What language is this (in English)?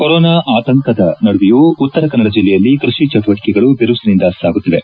Kannada